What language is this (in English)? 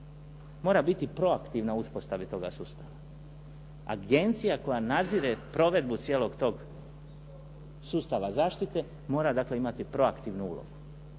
Croatian